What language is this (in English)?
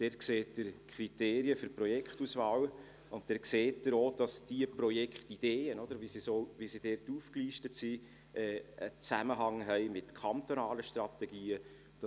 Swiss German